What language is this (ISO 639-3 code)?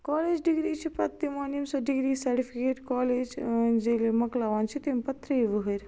kas